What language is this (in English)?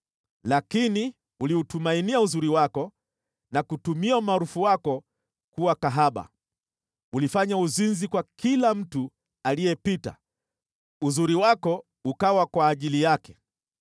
Swahili